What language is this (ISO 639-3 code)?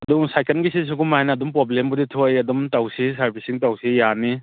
mni